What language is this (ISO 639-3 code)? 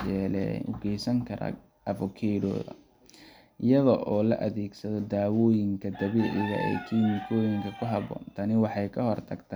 som